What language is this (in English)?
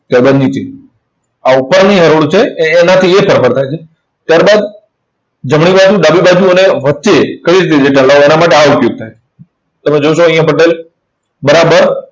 Gujarati